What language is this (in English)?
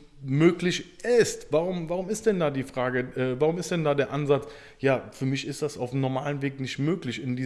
German